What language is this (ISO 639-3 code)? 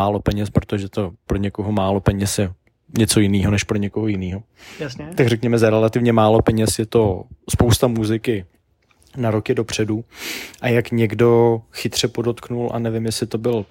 ces